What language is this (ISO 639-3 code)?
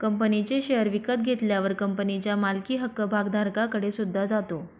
mar